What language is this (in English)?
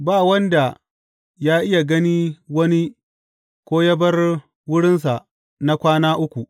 Hausa